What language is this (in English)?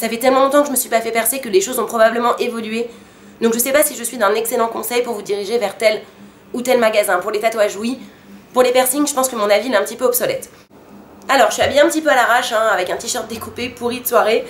French